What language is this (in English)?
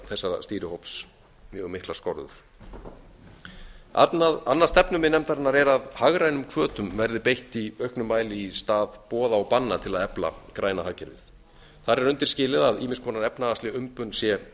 Icelandic